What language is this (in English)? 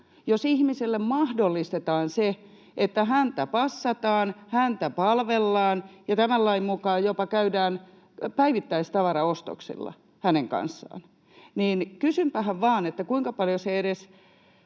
Finnish